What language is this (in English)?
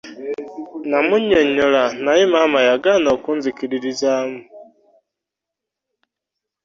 Ganda